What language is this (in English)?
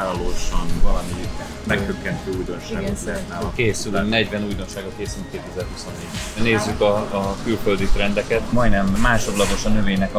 Hungarian